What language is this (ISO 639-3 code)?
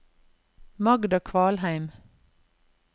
nor